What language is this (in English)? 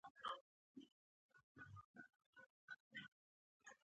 Pashto